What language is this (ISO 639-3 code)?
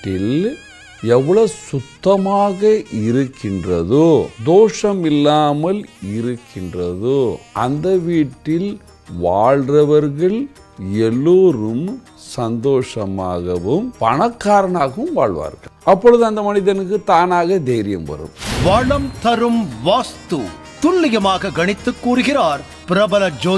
tam